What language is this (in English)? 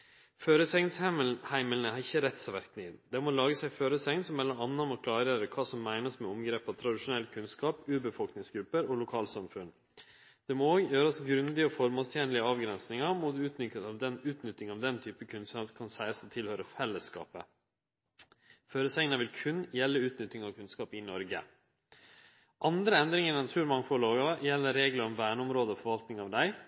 Norwegian Nynorsk